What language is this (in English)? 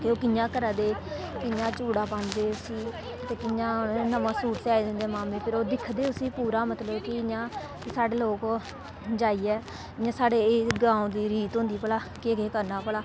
Dogri